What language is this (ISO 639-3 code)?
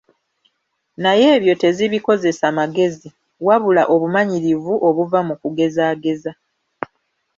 lug